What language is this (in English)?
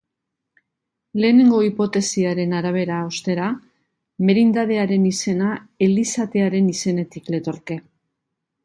Basque